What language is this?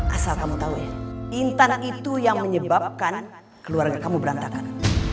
Indonesian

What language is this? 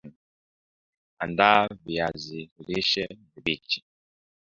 Swahili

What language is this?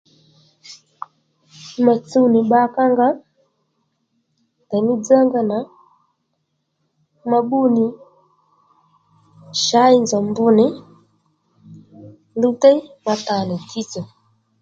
Lendu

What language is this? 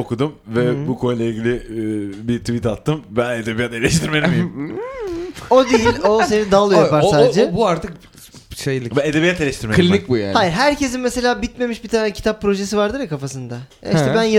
Turkish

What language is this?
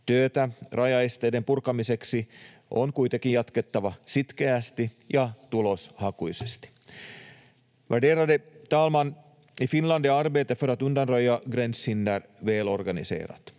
Finnish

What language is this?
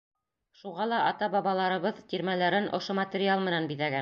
Bashkir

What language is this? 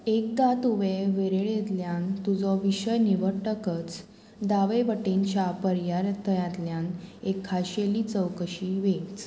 Konkani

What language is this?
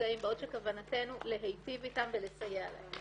Hebrew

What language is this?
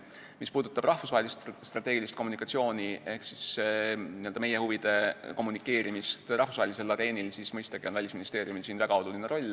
Estonian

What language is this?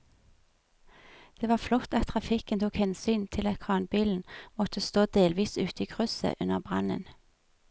Norwegian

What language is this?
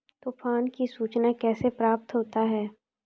Maithili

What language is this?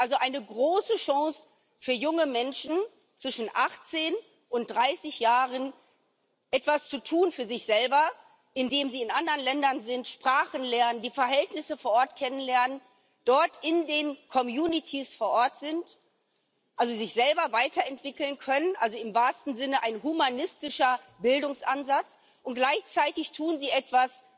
German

